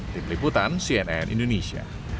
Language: Indonesian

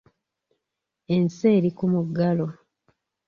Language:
Ganda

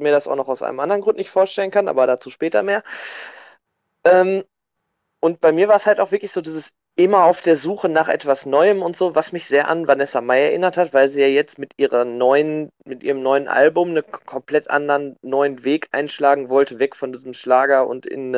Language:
German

